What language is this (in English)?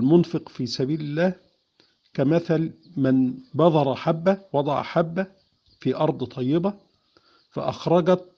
Arabic